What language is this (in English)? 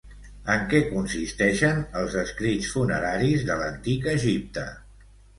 Catalan